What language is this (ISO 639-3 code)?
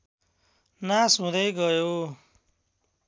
nep